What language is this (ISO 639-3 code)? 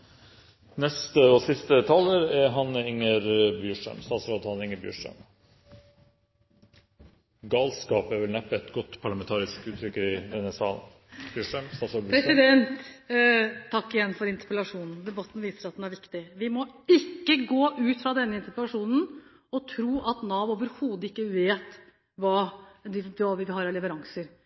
nor